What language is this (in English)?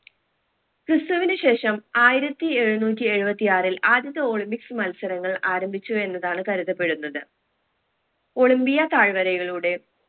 Malayalam